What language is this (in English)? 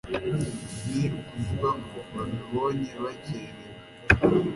Kinyarwanda